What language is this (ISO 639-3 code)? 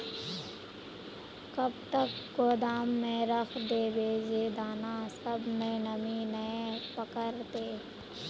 mag